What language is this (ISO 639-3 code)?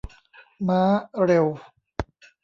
tha